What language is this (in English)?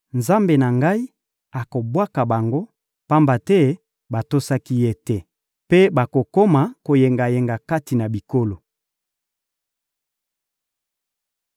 Lingala